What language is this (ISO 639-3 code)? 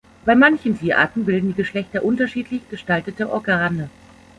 deu